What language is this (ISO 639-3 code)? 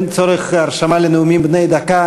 heb